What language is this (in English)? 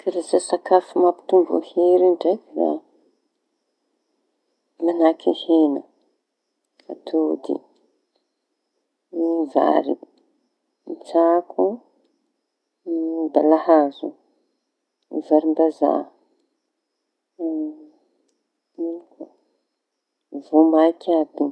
Tanosy Malagasy